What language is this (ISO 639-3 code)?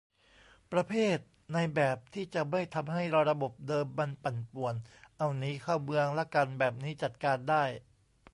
tha